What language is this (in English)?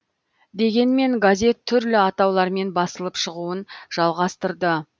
Kazakh